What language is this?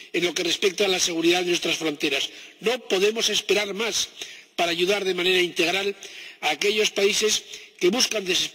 Spanish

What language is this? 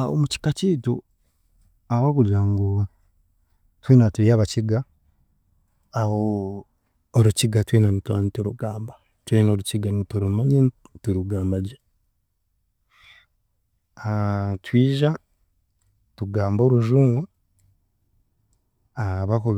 Chiga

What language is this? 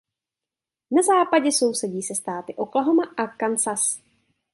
Czech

